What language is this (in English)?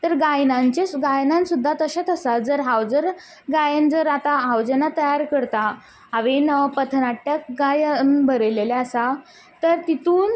Konkani